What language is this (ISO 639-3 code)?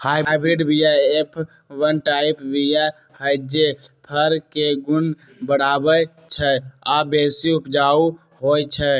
mag